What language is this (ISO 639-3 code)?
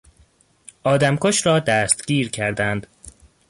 fas